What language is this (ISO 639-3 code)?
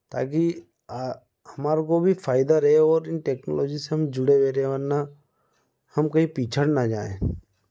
hin